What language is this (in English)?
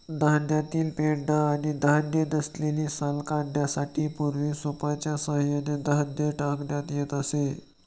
Marathi